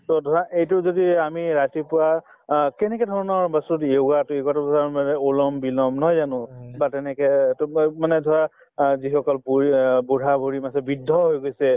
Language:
Assamese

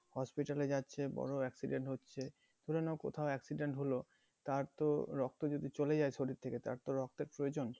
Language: Bangla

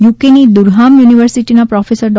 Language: Gujarati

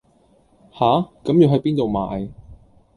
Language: Cantonese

